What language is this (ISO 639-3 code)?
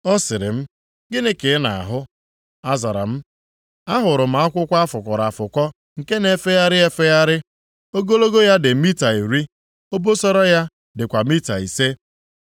ibo